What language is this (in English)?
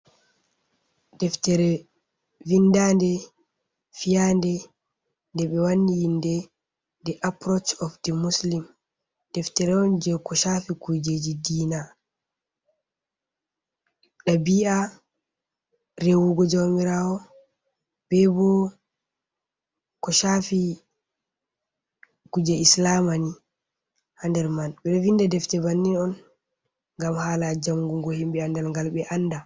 Fula